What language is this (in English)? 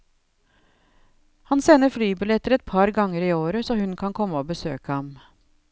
Norwegian